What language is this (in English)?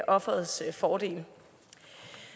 Danish